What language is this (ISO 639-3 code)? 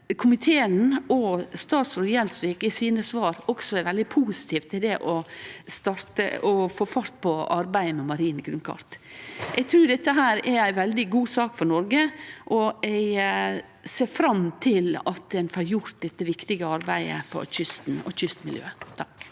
nor